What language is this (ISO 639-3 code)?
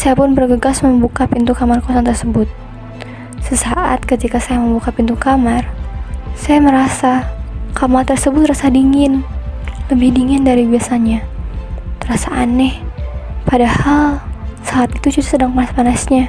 ind